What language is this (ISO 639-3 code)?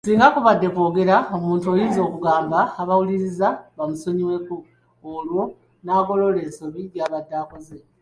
lug